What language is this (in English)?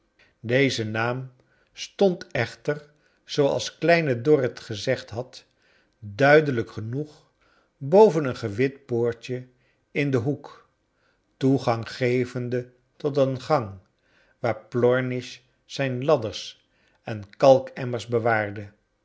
Dutch